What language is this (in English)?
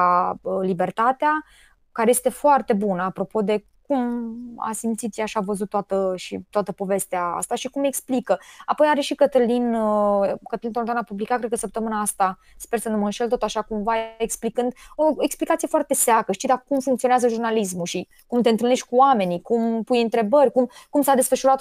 Romanian